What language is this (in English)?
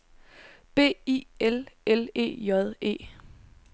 Danish